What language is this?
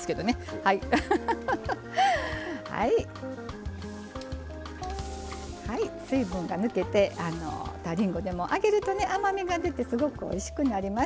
Japanese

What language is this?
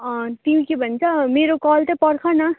Nepali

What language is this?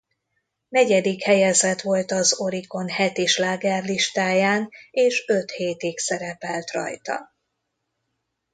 Hungarian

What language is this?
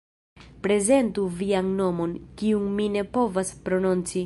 Esperanto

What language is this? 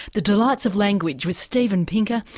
English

